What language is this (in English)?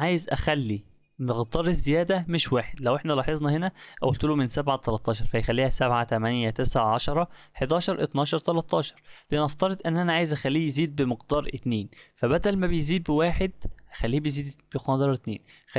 Arabic